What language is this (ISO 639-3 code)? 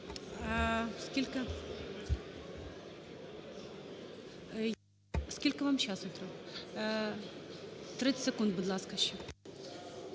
ukr